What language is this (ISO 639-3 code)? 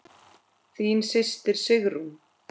isl